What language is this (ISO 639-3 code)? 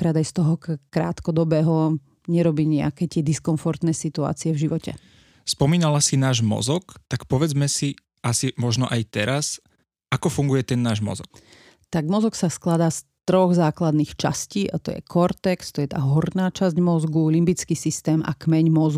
slk